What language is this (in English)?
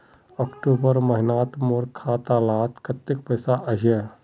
Magahi